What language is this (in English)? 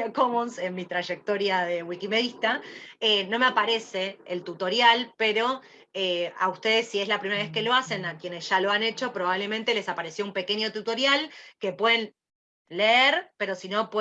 Spanish